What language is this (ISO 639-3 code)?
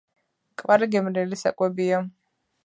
kat